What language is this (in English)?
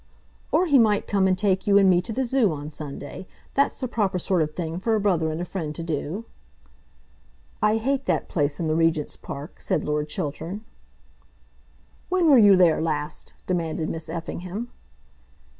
English